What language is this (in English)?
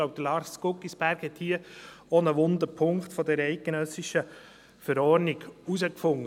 Swiss German